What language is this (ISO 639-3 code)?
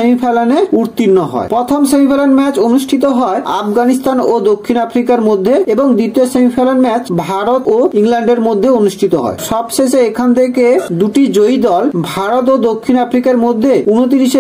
ben